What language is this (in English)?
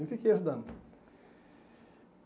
Portuguese